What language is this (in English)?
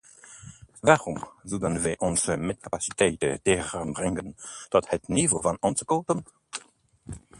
Dutch